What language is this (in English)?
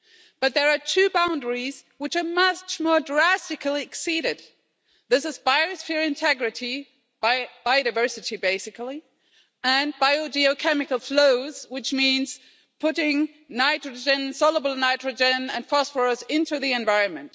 English